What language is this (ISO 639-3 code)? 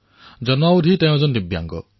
asm